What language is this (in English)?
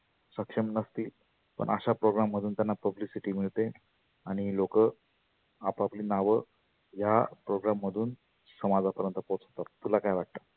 Marathi